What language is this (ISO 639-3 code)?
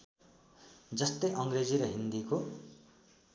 nep